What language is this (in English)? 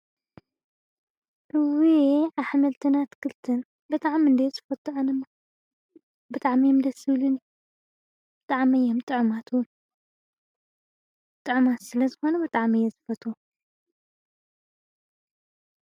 Tigrinya